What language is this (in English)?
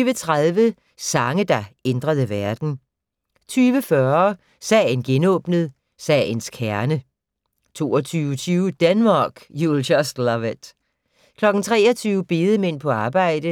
Danish